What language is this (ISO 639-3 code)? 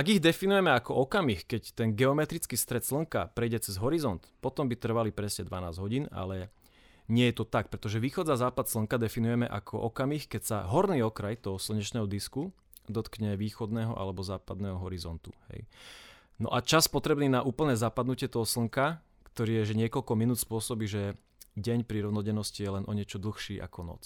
slk